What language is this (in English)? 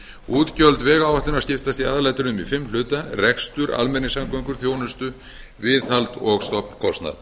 Icelandic